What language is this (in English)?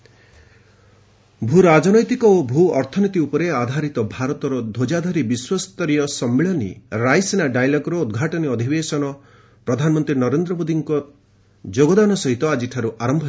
Odia